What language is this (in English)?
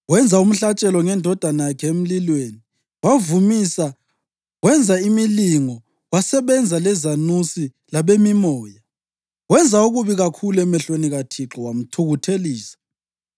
North Ndebele